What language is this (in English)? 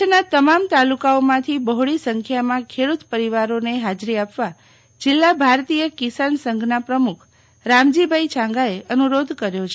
Gujarati